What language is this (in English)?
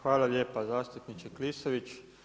Croatian